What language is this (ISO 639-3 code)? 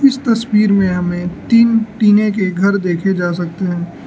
hin